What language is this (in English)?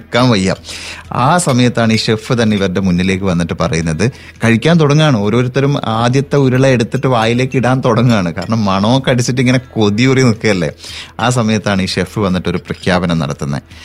Malayalam